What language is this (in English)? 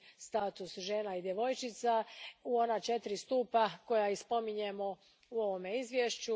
Croatian